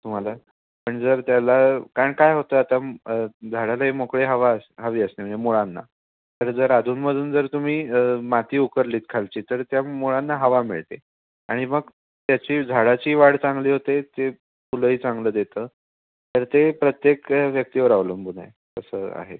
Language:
Marathi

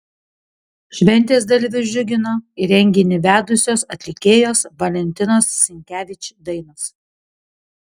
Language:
Lithuanian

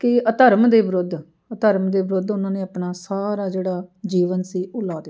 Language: Punjabi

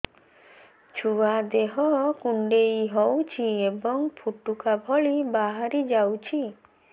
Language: Odia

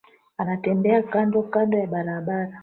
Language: Swahili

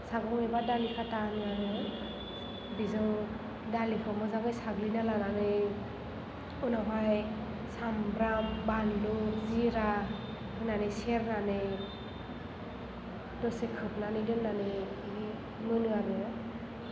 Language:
Bodo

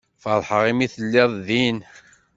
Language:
Kabyle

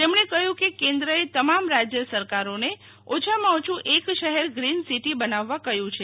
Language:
Gujarati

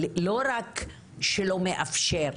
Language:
Hebrew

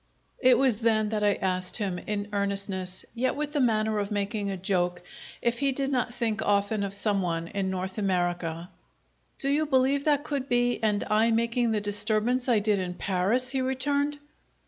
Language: English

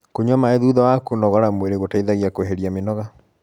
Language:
Kikuyu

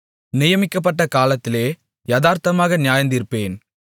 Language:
Tamil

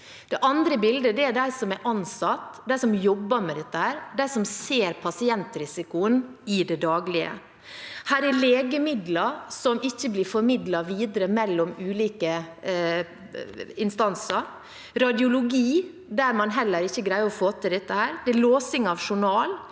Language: Norwegian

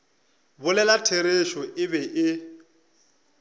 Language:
Northern Sotho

